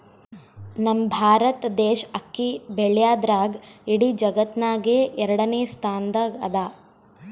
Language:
Kannada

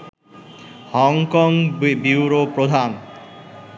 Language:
Bangla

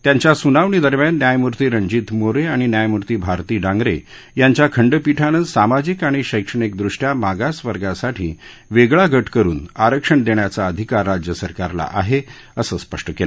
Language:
Marathi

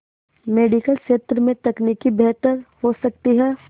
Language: Hindi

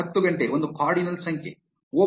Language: Kannada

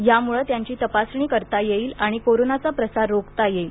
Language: Marathi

